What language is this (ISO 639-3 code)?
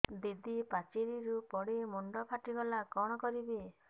ori